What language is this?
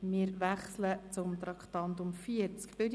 Swiss German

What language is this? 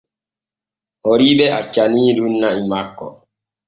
Borgu Fulfulde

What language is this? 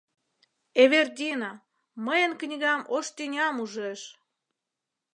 Mari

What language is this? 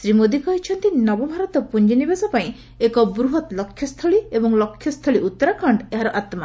Odia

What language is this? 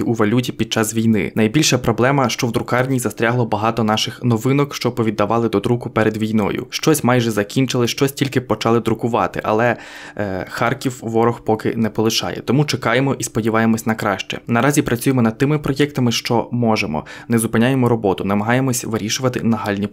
Ukrainian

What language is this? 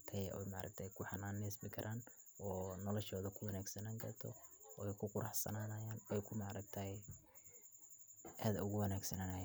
Somali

